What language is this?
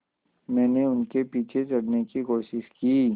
Hindi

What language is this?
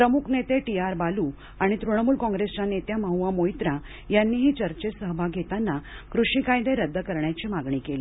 Marathi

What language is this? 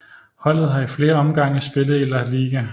Danish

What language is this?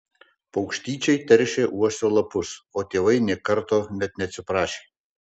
Lithuanian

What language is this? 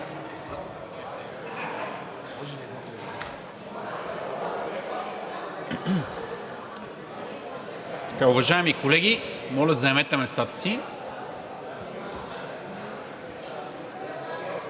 Bulgarian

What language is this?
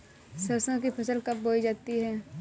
Hindi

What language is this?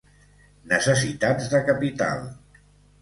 Catalan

